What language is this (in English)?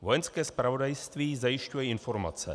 Czech